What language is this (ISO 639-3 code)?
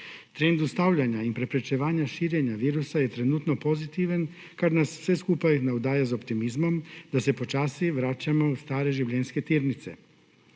slv